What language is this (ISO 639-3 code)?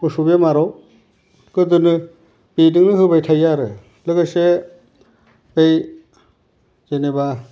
brx